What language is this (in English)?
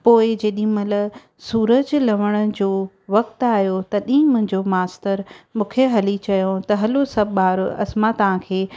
Sindhi